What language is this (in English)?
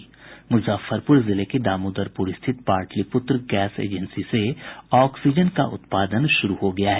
Hindi